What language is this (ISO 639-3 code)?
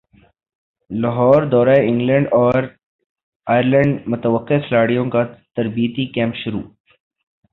urd